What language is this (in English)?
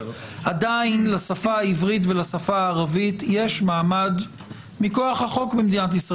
Hebrew